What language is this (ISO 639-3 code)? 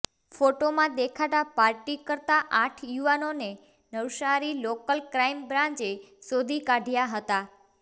guj